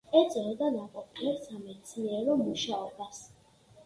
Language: Georgian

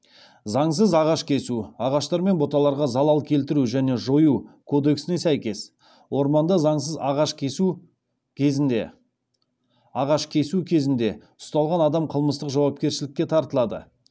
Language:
Kazakh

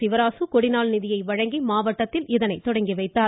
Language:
Tamil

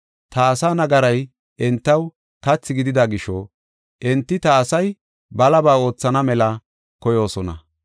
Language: Gofa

